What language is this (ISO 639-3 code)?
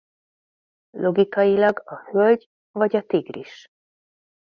hun